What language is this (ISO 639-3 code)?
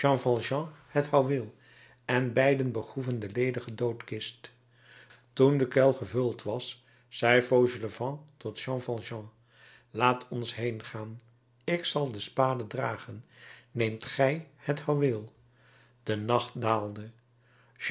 nld